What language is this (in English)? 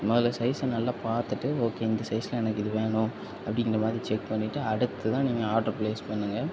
Tamil